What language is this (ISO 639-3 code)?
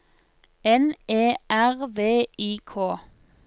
nor